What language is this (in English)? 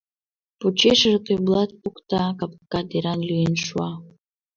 Mari